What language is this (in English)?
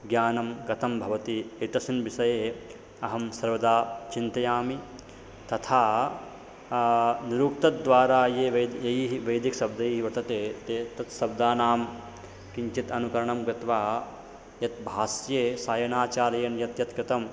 Sanskrit